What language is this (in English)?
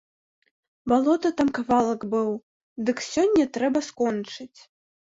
Belarusian